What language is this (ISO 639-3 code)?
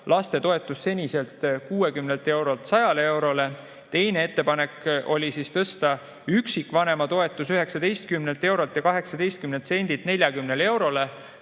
est